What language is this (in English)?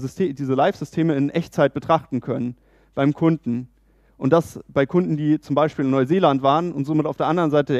German